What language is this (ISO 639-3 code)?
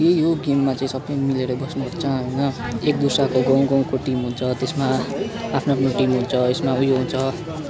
nep